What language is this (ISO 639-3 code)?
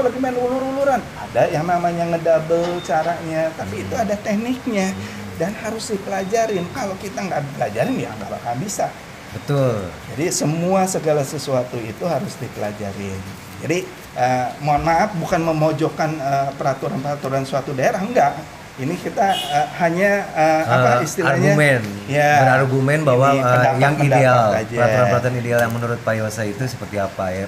ind